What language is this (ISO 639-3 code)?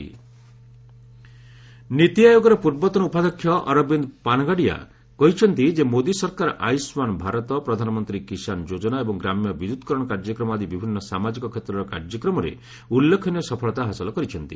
ori